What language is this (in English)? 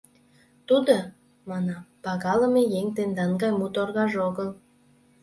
Mari